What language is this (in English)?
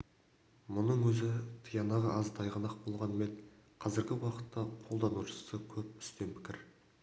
Kazakh